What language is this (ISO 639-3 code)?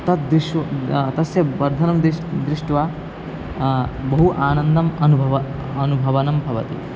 san